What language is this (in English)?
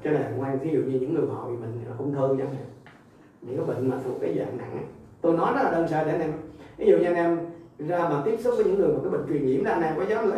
Vietnamese